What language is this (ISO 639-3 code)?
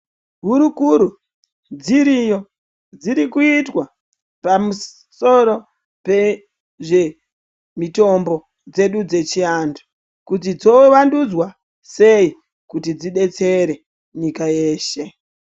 ndc